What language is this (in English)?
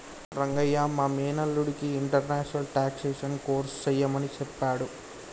Telugu